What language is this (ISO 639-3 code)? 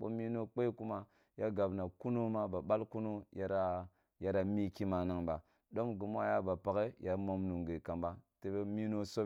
bbu